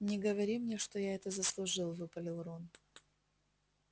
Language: Russian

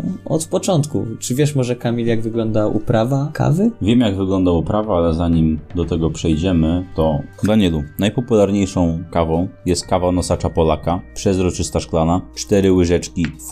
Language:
Polish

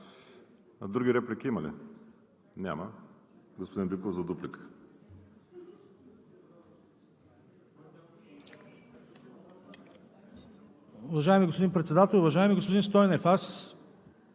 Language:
Bulgarian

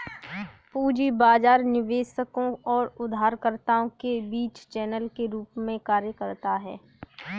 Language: Hindi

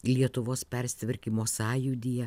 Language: Lithuanian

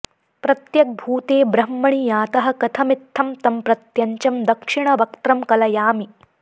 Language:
Sanskrit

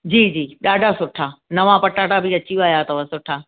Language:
Sindhi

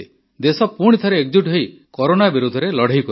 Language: Odia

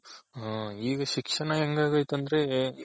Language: Kannada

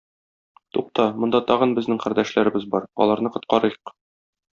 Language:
Tatar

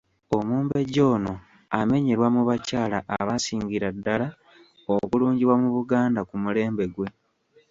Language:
Ganda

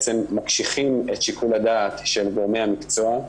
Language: Hebrew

